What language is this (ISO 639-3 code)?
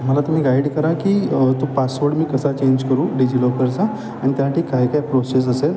mar